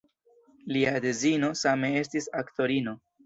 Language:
Esperanto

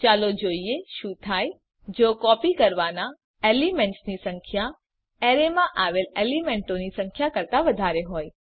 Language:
Gujarati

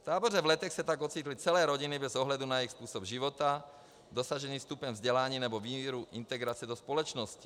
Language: Czech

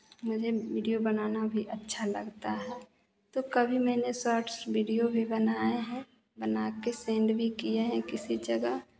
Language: Hindi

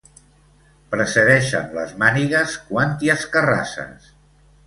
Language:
Catalan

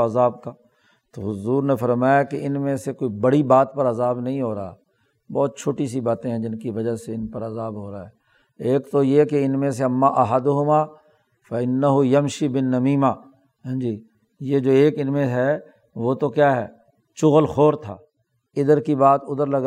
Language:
Urdu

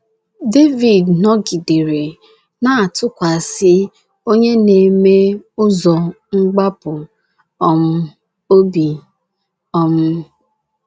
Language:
Igbo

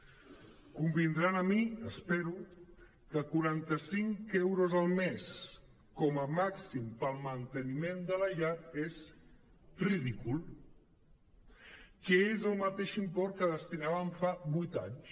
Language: Catalan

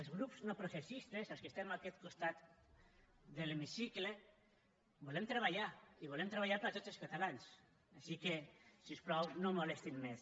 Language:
Catalan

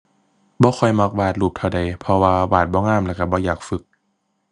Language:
Thai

